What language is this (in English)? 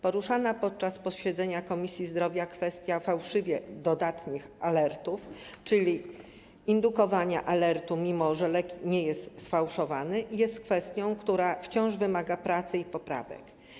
Polish